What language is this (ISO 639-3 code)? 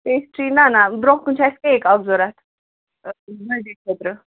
kas